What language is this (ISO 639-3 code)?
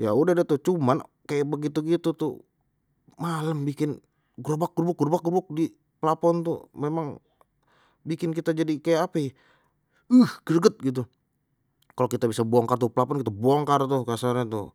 bew